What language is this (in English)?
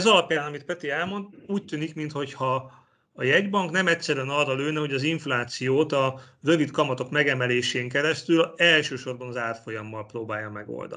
Hungarian